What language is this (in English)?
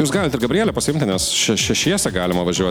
Lithuanian